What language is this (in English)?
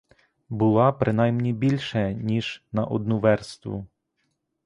Ukrainian